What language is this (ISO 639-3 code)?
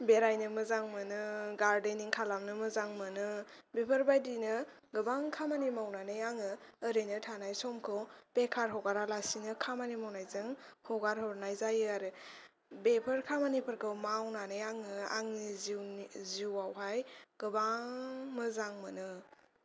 brx